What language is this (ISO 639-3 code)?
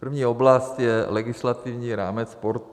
ces